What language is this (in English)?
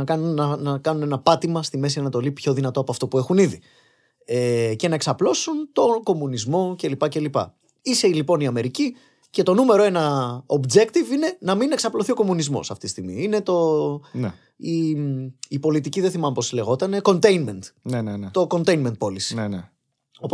Greek